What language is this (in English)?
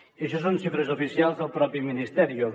Catalan